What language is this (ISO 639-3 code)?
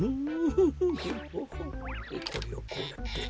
jpn